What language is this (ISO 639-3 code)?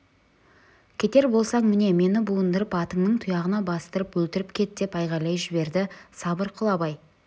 kaz